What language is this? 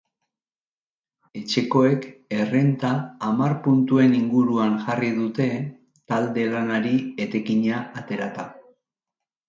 Basque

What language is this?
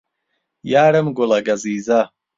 Central Kurdish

